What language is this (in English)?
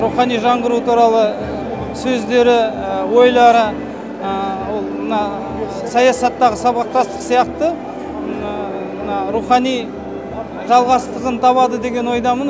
Kazakh